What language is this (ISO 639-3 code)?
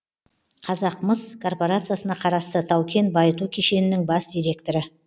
kaz